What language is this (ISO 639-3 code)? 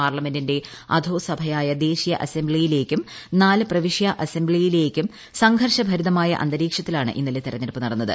mal